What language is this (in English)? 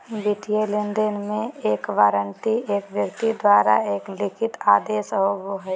Magahi